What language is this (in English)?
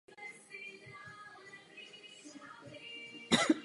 Czech